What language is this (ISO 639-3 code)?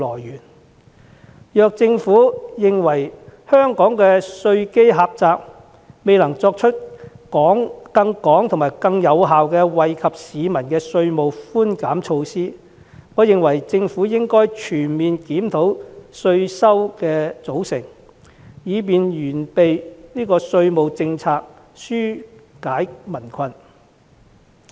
yue